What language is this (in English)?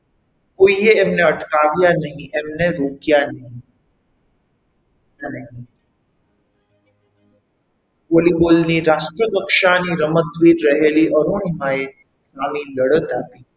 Gujarati